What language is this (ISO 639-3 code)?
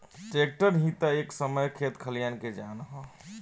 bho